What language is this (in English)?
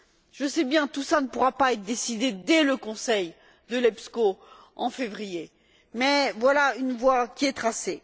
French